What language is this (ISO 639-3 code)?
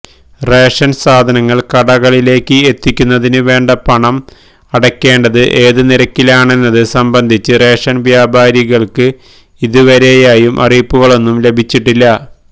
mal